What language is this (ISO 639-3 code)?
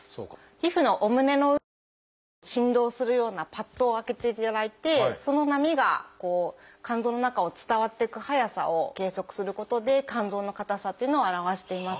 jpn